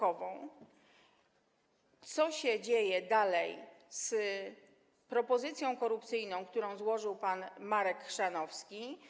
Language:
Polish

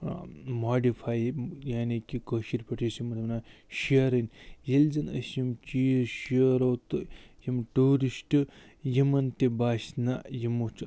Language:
Kashmiri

